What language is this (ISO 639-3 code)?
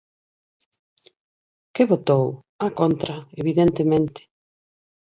glg